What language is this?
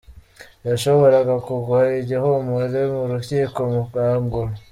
Kinyarwanda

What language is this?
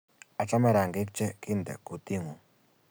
Kalenjin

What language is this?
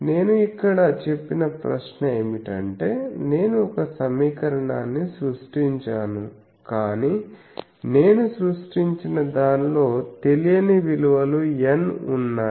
Telugu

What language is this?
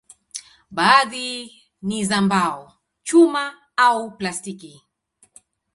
Swahili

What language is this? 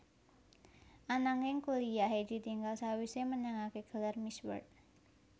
Javanese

